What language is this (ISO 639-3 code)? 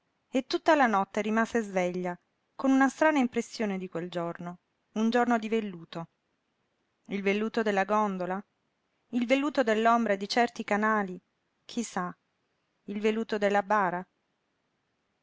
ita